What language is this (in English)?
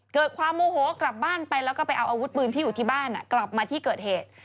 Thai